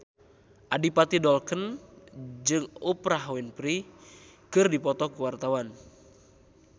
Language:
Sundanese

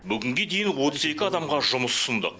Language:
Kazakh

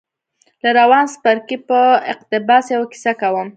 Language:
Pashto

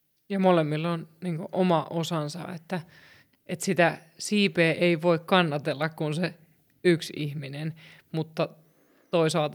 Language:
Finnish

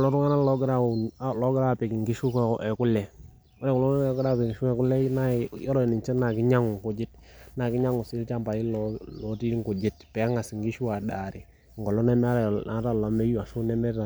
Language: Masai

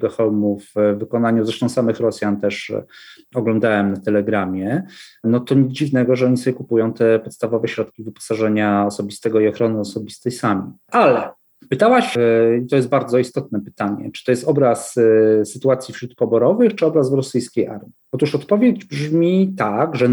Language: Polish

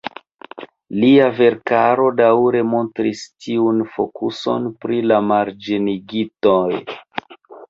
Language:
Esperanto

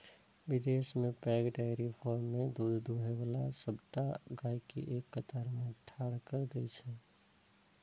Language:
Maithili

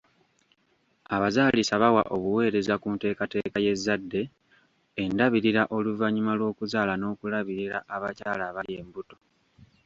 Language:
Ganda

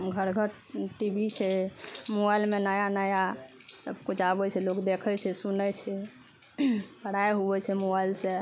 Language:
Maithili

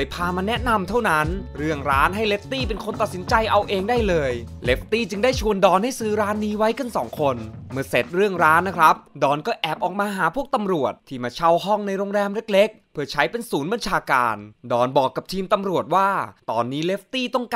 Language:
Thai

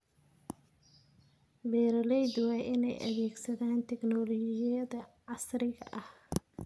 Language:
Somali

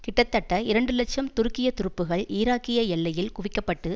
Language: Tamil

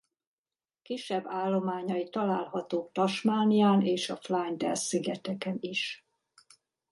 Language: Hungarian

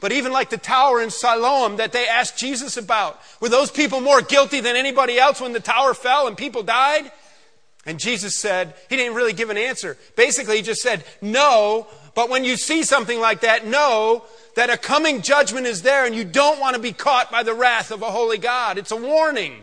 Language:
English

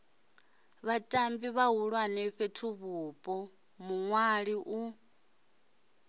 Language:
Venda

